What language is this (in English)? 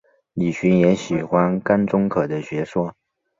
Chinese